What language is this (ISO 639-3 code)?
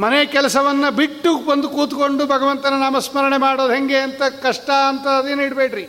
kan